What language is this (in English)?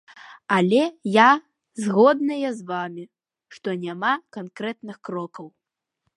Belarusian